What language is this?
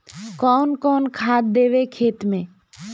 Magahi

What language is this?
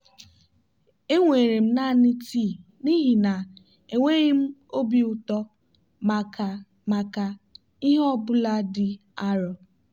Igbo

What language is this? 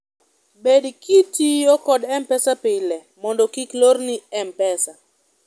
Luo (Kenya and Tanzania)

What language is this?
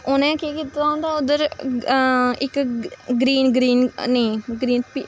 Dogri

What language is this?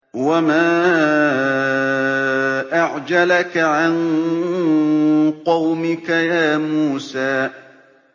Arabic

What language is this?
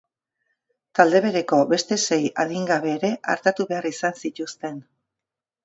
Basque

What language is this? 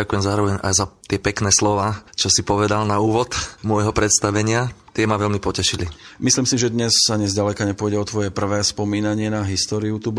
Slovak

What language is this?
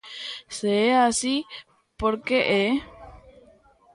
Galician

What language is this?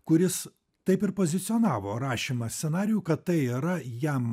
Lithuanian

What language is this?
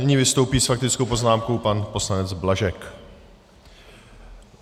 Czech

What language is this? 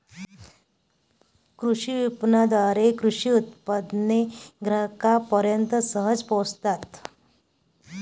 Marathi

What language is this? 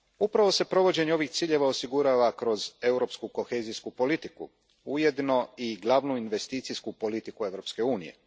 Croatian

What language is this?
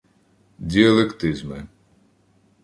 Ukrainian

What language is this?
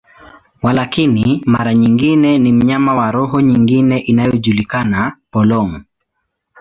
Swahili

